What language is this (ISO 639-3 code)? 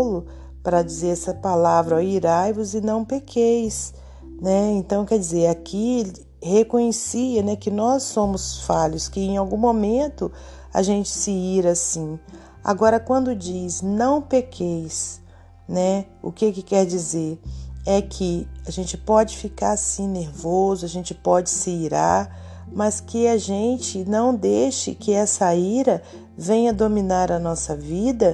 por